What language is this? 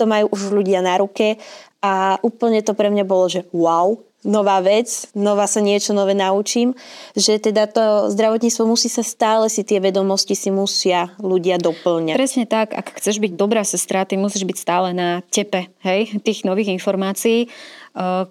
Slovak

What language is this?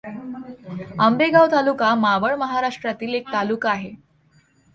Marathi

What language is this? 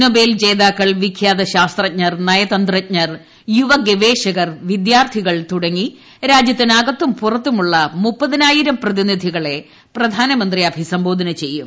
Malayalam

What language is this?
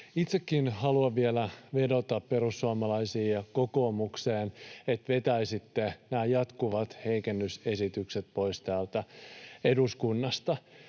Finnish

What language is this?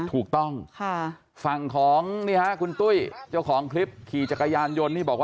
Thai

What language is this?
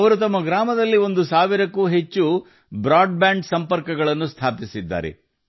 Kannada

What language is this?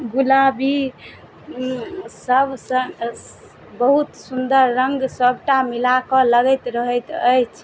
Maithili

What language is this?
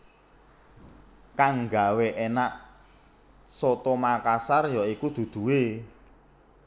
Javanese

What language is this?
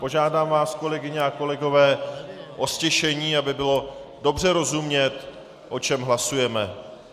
Czech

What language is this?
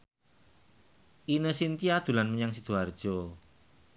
Javanese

